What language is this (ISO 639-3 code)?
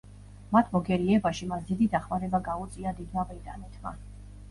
kat